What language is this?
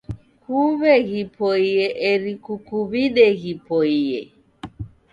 Taita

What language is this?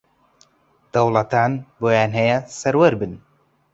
Central Kurdish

